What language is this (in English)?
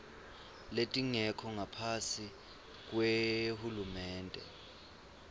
Swati